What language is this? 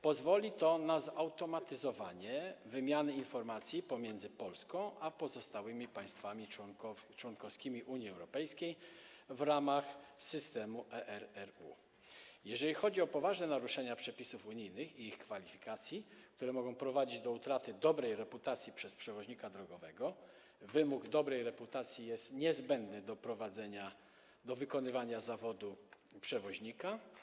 Polish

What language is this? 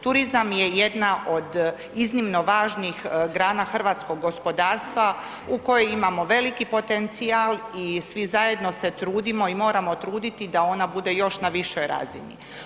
Croatian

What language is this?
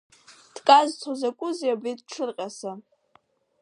Abkhazian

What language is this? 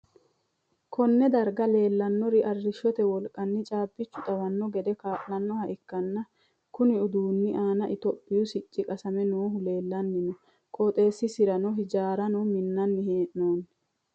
Sidamo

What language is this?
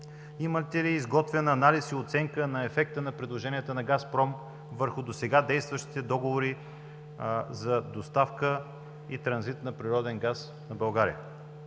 Bulgarian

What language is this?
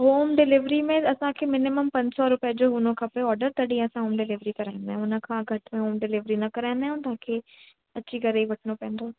Sindhi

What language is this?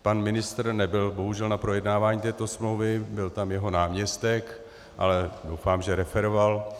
Czech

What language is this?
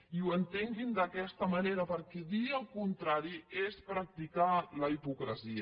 Catalan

